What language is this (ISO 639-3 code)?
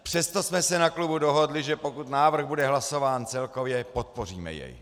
ces